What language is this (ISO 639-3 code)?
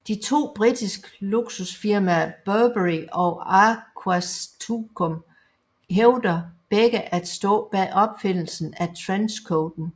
dan